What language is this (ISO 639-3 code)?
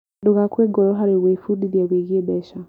kik